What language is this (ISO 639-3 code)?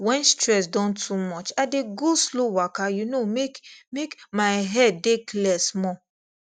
pcm